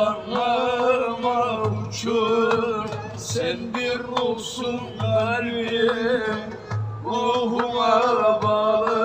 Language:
Turkish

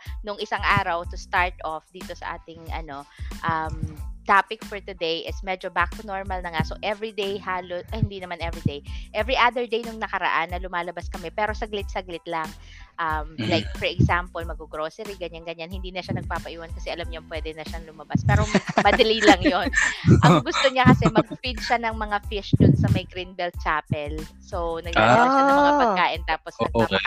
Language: Filipino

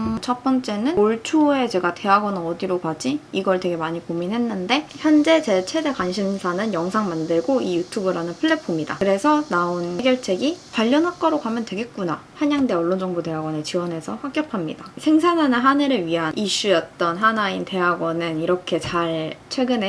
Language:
Korean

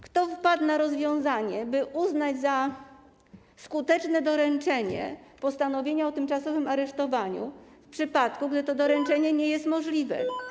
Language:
Polish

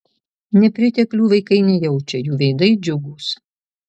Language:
Lithuanian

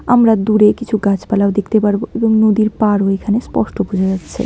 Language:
Bangla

